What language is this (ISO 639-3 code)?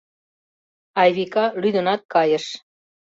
chm